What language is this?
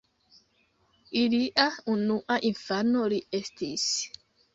Esperanto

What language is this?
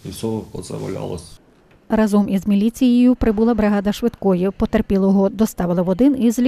Ukrainian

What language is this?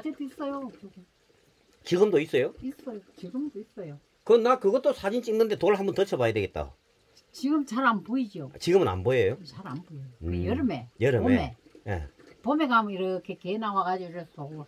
Korean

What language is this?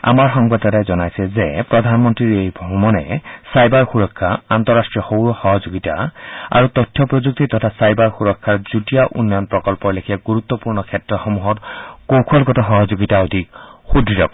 Assamese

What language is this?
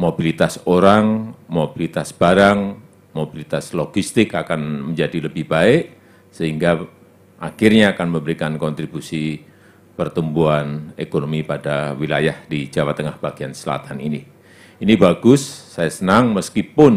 Indonesian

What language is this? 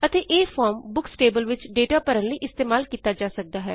Punjabi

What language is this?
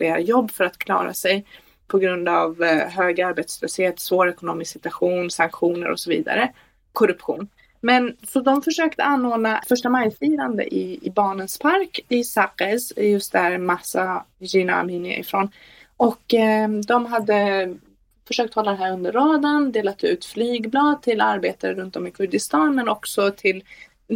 Swedish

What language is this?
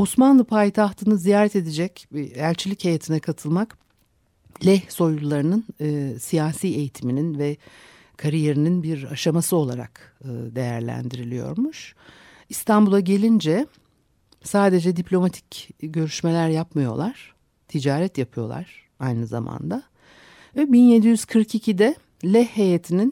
Turkish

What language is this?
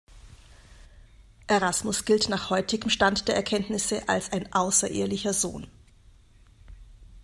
German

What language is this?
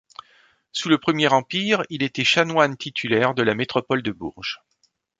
French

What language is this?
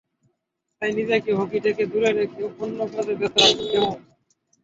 Bangla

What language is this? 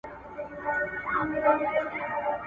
Pashto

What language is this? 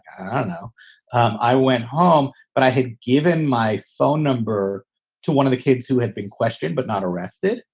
English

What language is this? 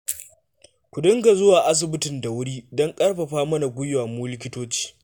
Hausa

